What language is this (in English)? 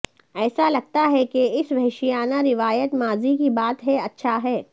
Urdu